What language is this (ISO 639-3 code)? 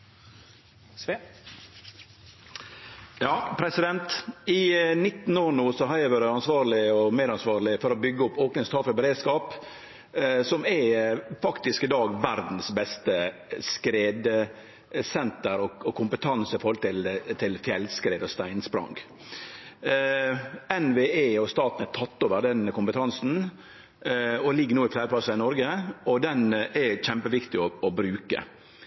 nor